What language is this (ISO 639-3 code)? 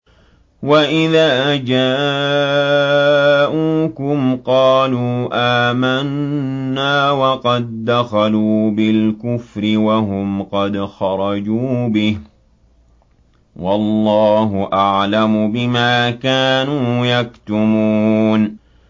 ara